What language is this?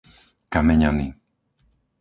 Slovak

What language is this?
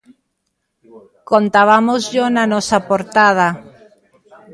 Galician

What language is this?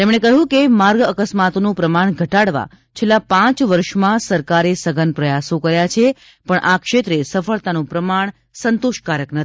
Gujarati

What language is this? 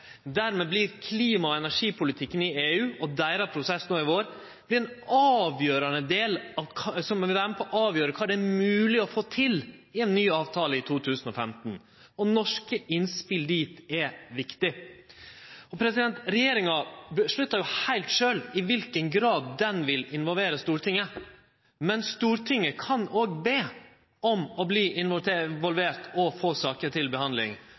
Norwegian Nynorsk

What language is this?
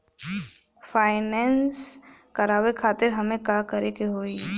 Bhojpuri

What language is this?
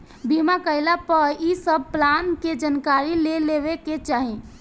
Bhojpuri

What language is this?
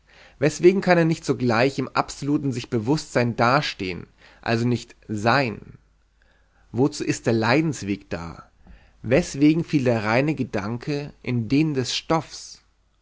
German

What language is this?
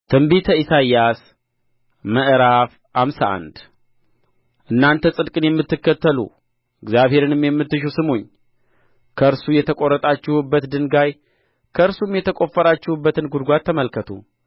Amharic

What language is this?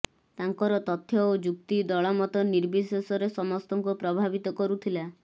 Odia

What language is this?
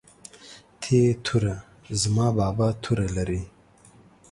Pashto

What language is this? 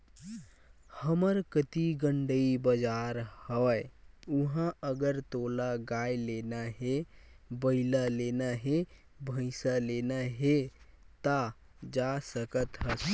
Chhattisgarhi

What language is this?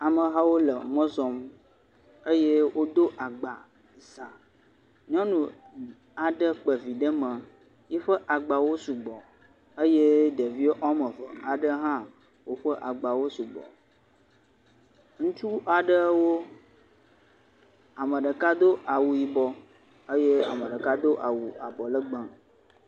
Ewe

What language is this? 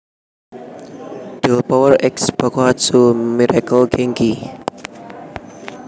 Javanese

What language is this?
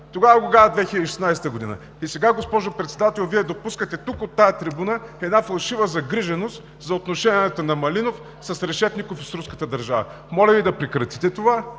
Bulgarian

